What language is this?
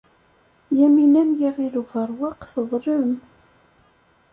Kabyle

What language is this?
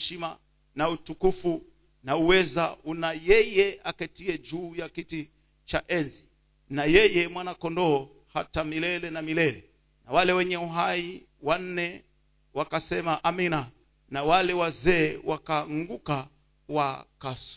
Swahili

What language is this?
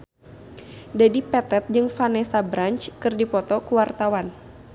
Sundanese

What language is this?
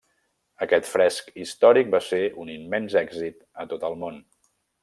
Catalan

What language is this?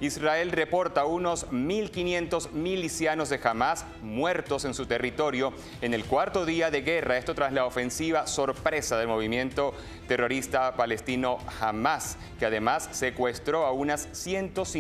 Spanish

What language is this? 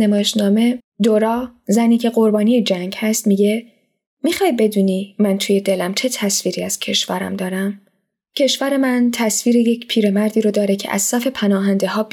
Persian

